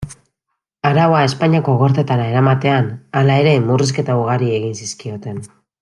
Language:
Basque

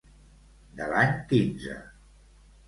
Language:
Catalan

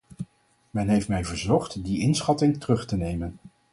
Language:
Dutch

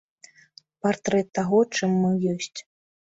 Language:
Belarusian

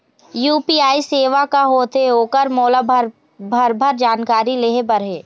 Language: Chhattisgarhi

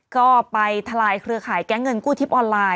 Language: Thai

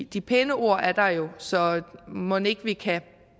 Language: Danish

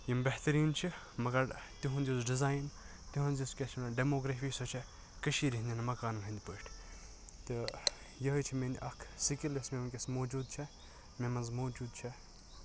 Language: Kashmiri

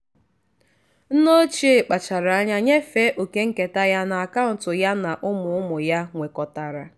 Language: Igbo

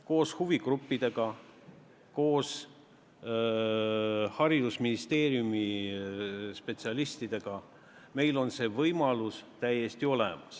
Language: Estonian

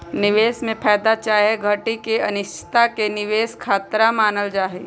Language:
Magahi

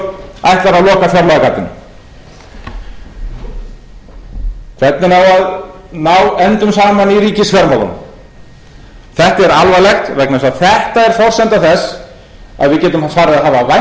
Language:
Icelandic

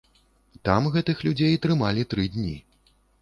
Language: Belarusian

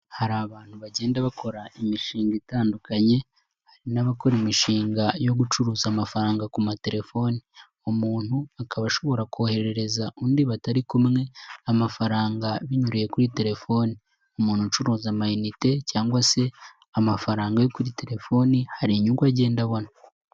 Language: Kinyarwanda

